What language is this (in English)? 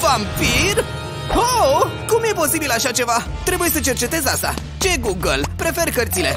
Romanian